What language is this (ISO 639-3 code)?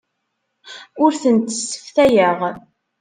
kab